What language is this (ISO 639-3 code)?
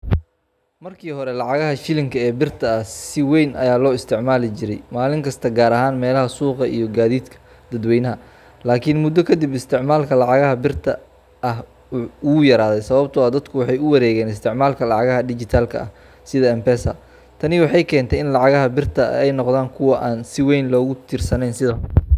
som